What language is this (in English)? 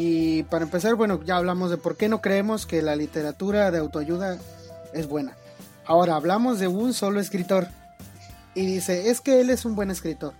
Spanish